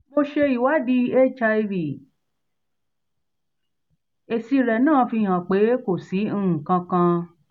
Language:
Yoruba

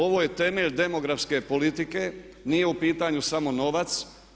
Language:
Croatian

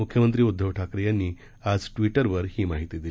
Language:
Marathi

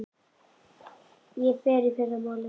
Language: Icelandic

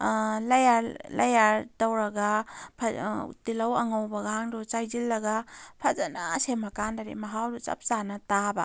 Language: Manipuri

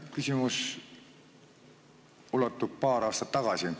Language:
Estonian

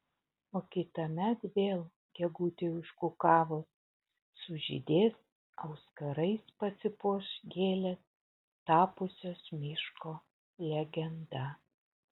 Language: Lithuanian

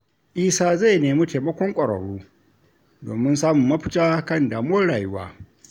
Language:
Hausa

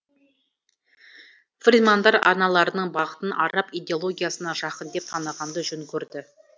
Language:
Kazakh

